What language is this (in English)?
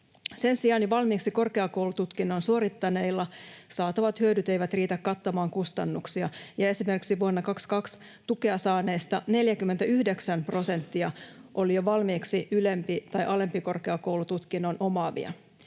Finnish